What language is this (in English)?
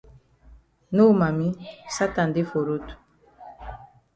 Cameroon Pidgin